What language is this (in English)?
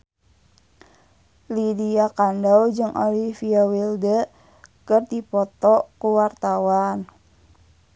Sundanese